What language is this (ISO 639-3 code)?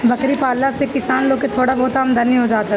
bho